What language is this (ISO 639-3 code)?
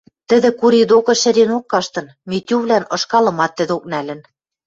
mrj